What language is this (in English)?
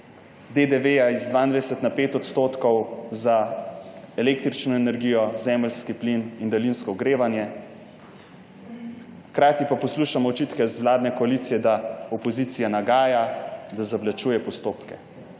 Slovenian